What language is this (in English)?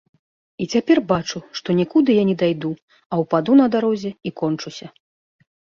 Belarusian